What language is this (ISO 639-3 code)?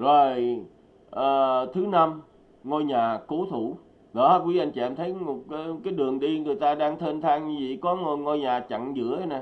vie